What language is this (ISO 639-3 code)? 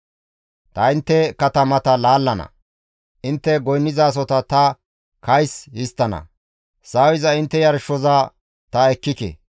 gmv